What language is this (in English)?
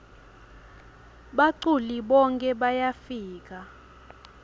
Swati